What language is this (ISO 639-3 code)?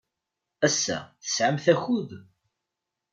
kab